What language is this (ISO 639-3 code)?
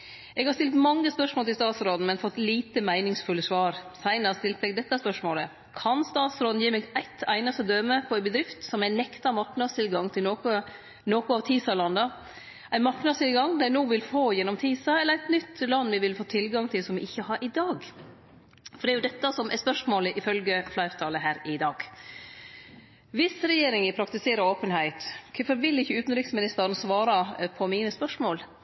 nno